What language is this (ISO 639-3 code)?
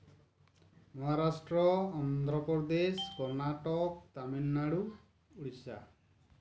sat